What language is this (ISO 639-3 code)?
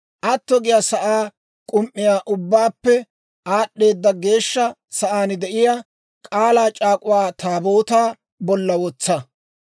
dwr